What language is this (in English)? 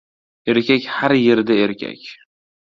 Uzbek